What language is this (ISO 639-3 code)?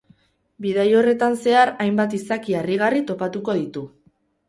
eus